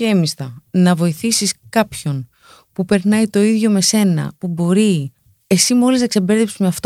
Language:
Greek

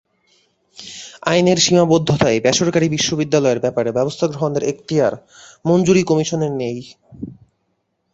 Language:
Bangla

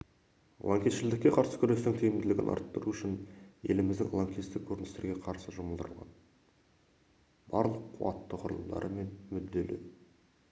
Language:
Kazakh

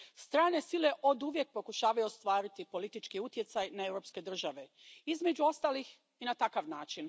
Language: Croatian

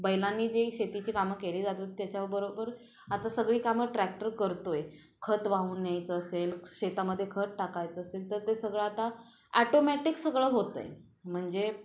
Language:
Marathi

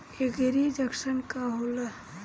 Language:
Bhojpuri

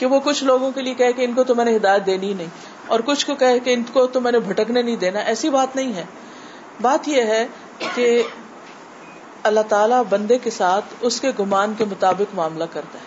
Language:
Urdu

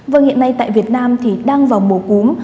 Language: Vietnamese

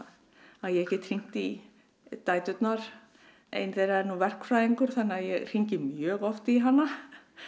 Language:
Icelandic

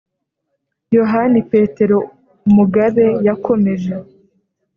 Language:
Kinyarwanda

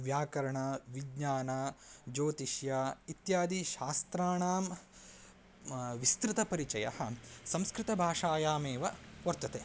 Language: Sanskrit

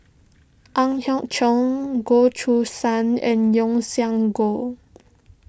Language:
English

